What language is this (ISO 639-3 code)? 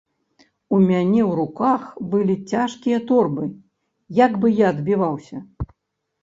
bel